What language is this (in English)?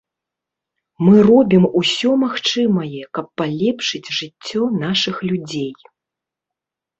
Belarusian